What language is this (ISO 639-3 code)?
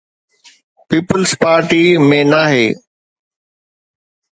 snd